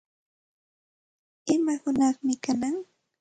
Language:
Santa Ana de Tusi Pasco Quechua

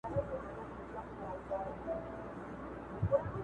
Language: Pashto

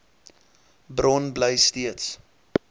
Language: Afrikaans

